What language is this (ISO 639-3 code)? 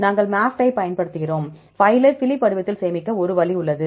tam